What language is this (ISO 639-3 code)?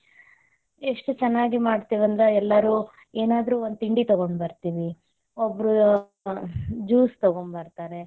kan